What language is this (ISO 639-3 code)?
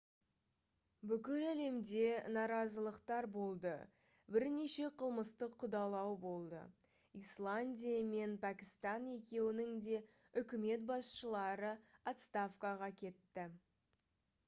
kaz